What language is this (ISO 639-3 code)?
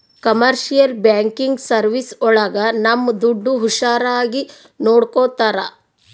kan